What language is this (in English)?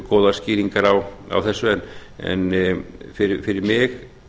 Icelandic